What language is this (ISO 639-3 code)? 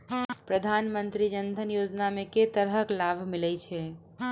mai